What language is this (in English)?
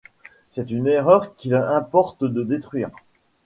French